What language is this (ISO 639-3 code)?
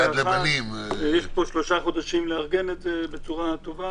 heb